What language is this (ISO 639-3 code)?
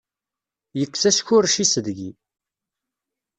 kab